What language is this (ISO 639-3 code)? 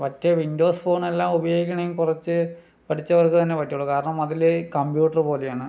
mal